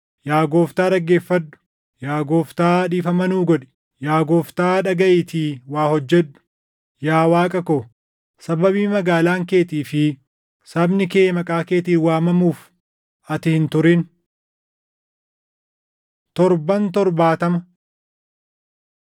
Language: Oromo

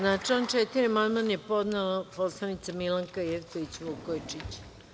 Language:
Serbian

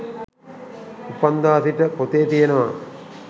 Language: Sinhala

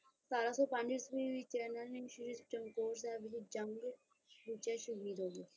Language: Punjabi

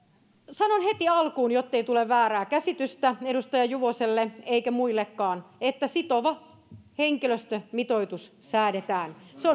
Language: Finnish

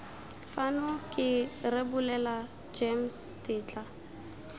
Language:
Tswana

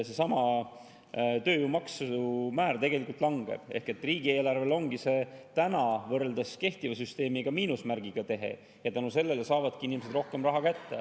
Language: Estonian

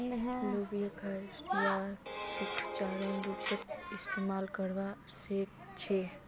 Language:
Magahi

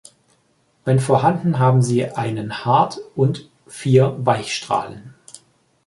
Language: German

